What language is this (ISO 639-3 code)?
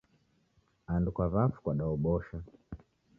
dav